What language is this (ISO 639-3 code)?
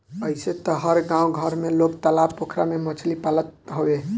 bho